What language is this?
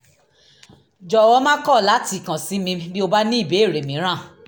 Yoruba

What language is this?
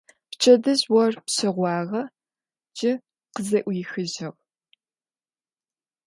Adyghe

